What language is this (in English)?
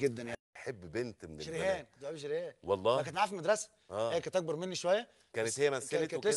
Arabic